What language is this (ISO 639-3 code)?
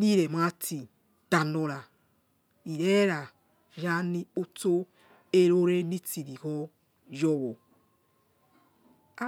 ets